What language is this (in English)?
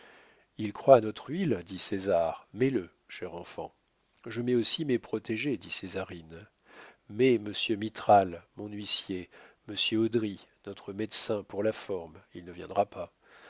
French